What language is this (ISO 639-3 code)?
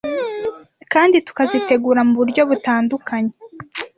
kin